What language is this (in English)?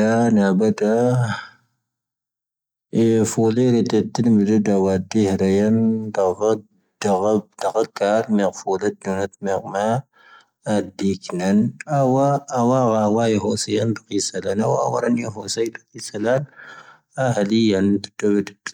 Tahaggart Tamahaq